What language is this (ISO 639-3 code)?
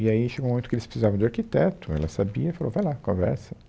por